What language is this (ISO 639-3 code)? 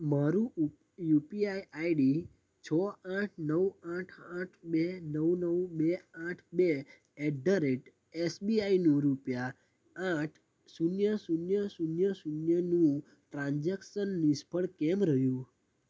guj